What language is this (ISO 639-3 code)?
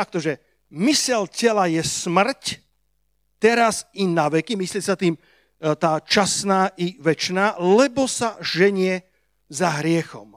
slk